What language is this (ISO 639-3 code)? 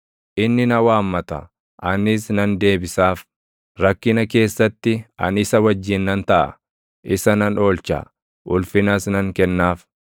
orm